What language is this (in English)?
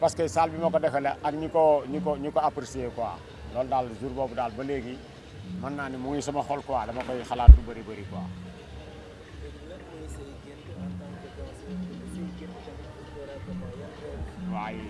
Wolof